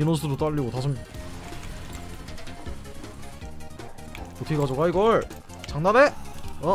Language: Korean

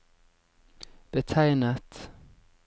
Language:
Norwegian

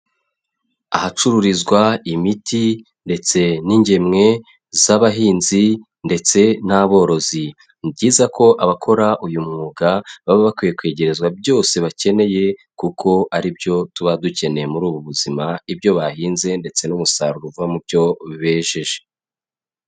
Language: Kinyarwanda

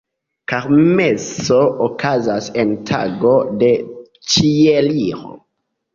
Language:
Esperanto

